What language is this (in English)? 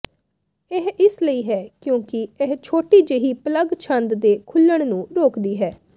Punjabi